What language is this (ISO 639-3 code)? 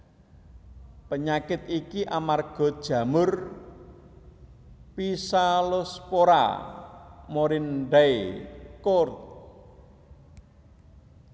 jav